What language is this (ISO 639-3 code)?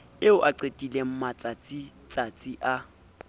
sot